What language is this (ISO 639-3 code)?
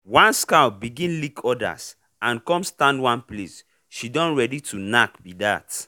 pcm